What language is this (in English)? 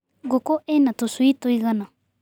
Kikuyu